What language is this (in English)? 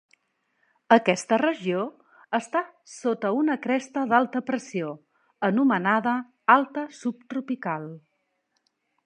Catalan